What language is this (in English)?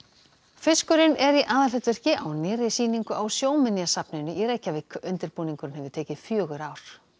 Icelandic